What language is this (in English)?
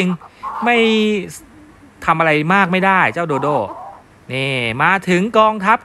Thai